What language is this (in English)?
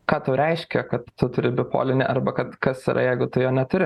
Lithuanian